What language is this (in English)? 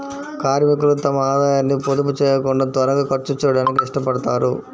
Telugu